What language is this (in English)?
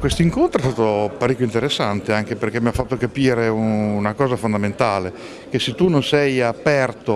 Italian